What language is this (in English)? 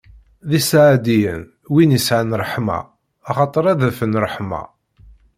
Kabyle